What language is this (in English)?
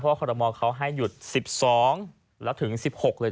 Thai